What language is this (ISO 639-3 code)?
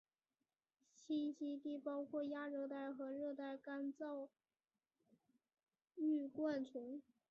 zho